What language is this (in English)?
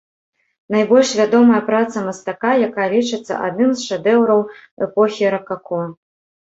Belarusian